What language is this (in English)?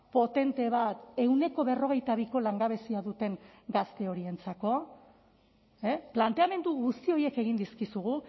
Basque